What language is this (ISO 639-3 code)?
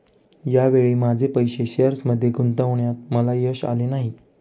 mar